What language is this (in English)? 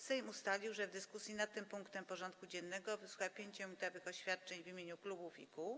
Polish